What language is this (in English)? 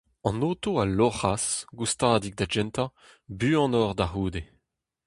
Breton